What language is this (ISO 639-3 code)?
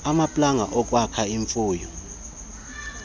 xho